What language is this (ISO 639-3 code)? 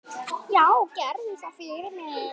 isl